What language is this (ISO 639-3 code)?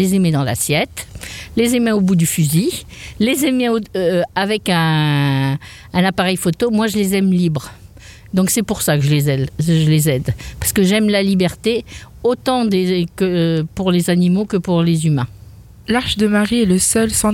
fra